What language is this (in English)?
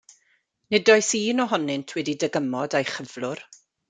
Welsh